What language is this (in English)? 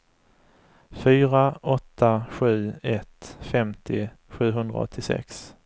Swedish